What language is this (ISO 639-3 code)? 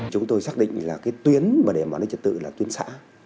vie